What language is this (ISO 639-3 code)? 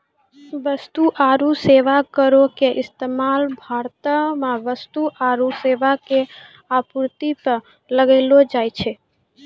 mai